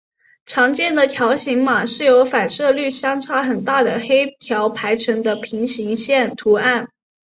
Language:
Chinese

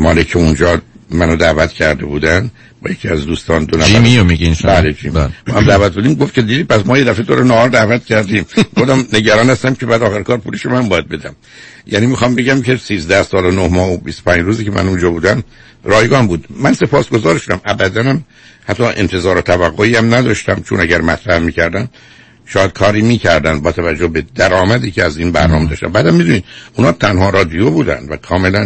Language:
Persian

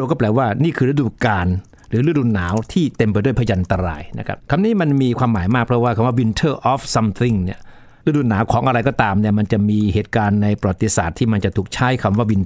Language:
Thai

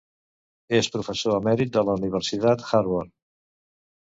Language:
Catalan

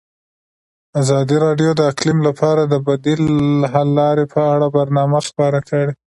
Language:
Pashto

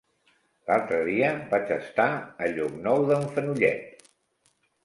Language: Catalan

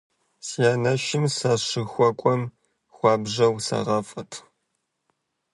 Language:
Kabardian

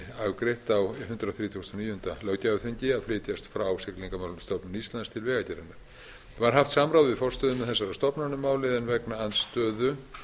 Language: Icelandic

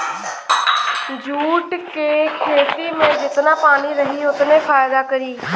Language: Bhojpuri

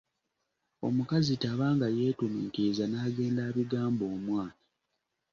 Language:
Ganda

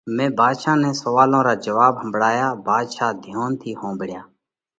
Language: Parkari Koli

